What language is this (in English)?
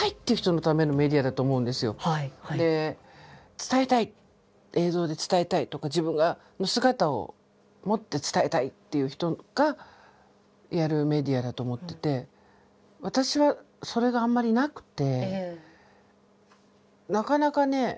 Japanese